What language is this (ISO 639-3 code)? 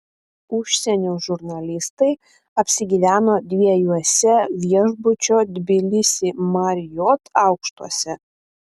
lit